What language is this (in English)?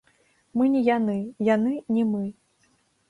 Belarusian